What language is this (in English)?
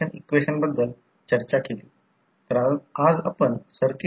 Marathi